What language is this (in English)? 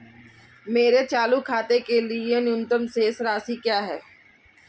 Hindi